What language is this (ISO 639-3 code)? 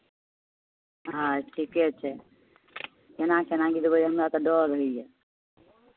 mai